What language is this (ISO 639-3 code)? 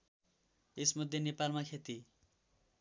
nep